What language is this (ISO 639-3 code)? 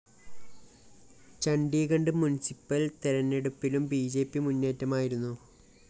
mal